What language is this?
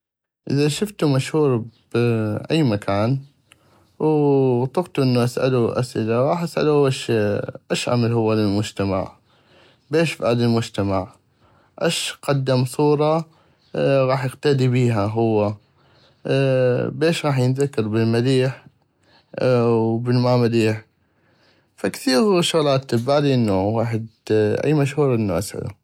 North Mesopotamian Arabic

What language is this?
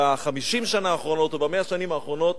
Hebrew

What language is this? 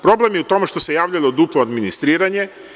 Serbian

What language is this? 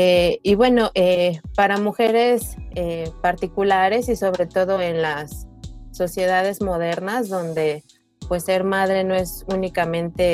Spanish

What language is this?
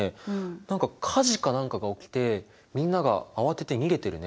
Japanese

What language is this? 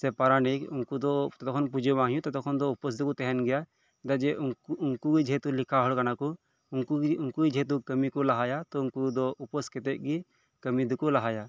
Santali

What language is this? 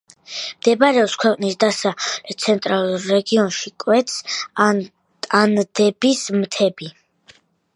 Georgian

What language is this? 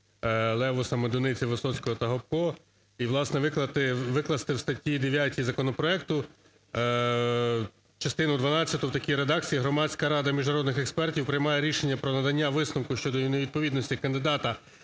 Ukrainian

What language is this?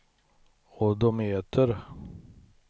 Swedish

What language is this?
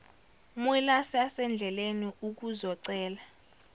Zulu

